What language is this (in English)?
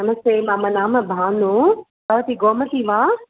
Sanskrit